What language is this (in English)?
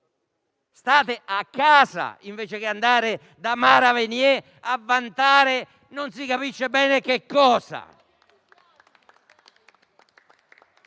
Italian